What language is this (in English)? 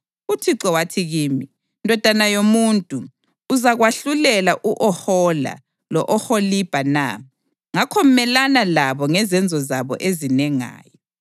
North Ndebele